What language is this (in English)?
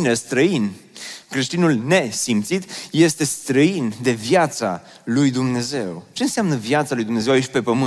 Romanian